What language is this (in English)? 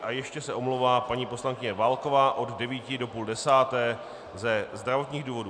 Czech